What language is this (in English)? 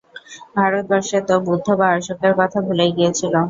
Bangla